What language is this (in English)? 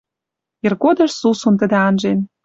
Western Mari